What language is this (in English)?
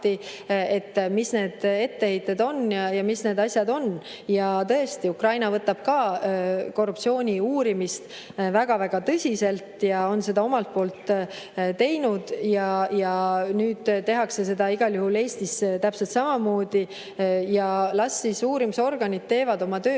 Estonian